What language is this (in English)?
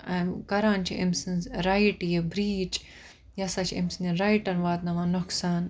Kashmiri